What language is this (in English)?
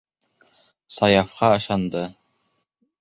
Bashkir